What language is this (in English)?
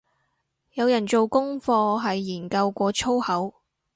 Cantonese